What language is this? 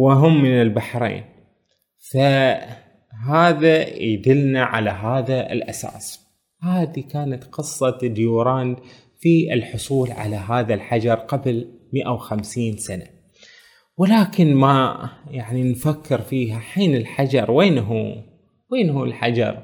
Arabic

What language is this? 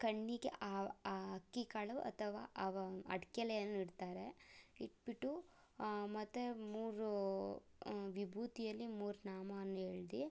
Kannada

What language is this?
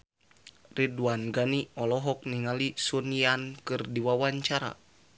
Sundanese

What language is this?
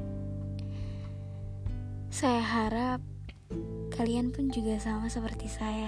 Indonesian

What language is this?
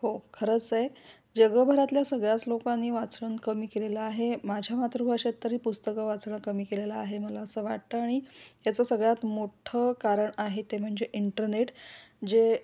Marathi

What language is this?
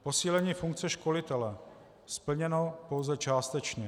Czech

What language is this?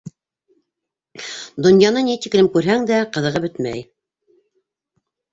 Bashkir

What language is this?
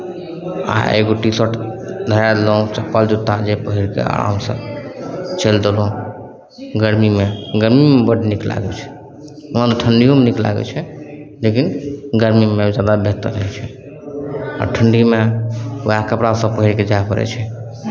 Maithili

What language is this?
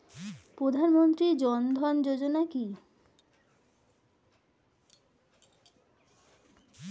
Bangla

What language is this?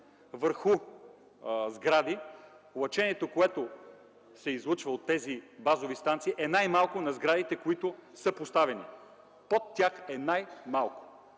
Bulgarian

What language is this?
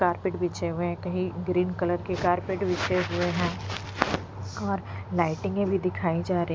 Hindi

